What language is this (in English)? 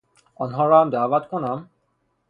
Persian